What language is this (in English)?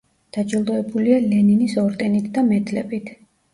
Georgian